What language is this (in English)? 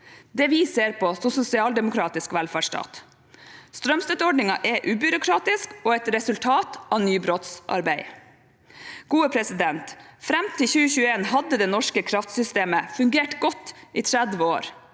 Norwegian